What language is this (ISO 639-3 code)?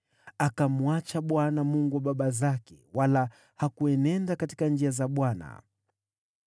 swa